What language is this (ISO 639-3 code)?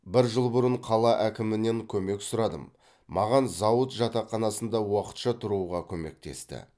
kaz